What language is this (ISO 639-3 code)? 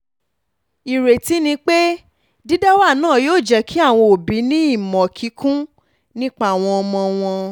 yor